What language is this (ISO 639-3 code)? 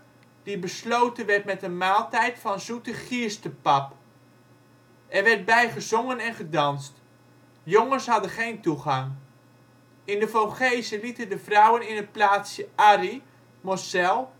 nld